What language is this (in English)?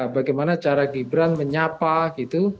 Indonesian